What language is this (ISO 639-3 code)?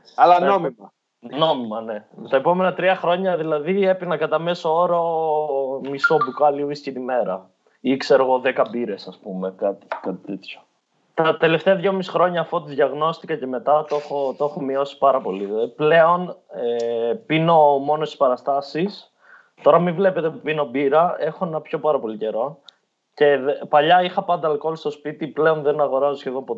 ell